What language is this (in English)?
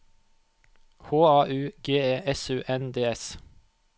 Norwegian